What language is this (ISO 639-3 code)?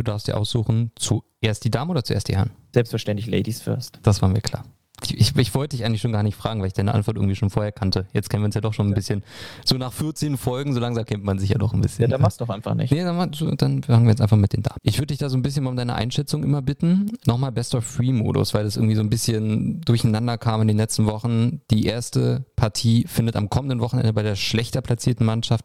deu